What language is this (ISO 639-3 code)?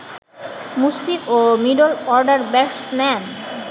ben